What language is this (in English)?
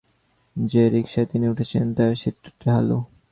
Bangla